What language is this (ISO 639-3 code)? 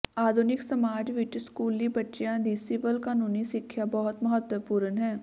pan